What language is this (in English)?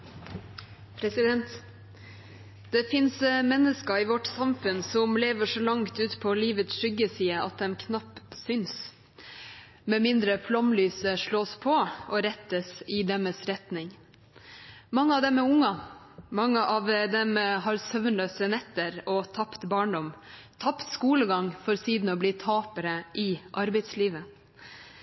Norwegian